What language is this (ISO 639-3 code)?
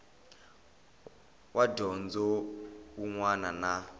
tso